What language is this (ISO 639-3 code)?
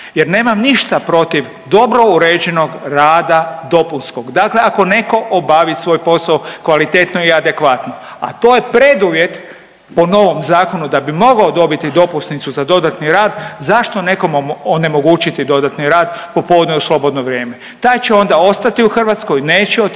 hrv